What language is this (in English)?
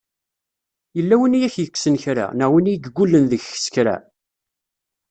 Kabyle